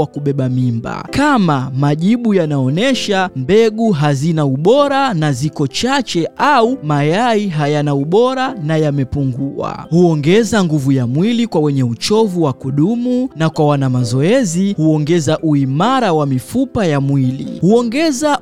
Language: Swahili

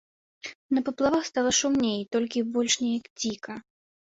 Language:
Belarusian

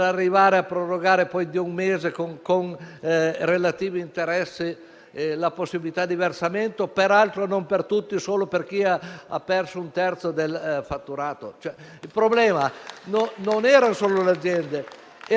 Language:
Italian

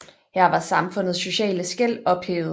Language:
Danish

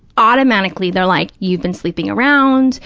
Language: English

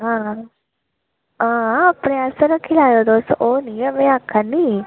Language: Dogri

